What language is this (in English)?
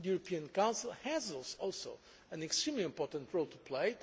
English